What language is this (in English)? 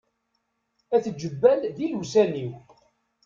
Kabyle